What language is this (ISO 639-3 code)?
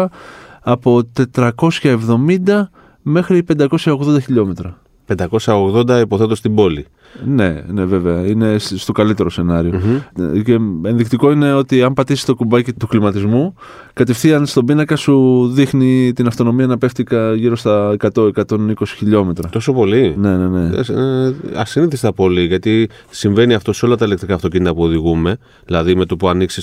ell